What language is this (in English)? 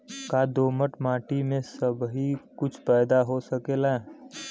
Bhojpuri